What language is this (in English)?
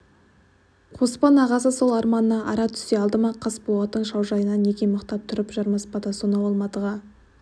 Kazakh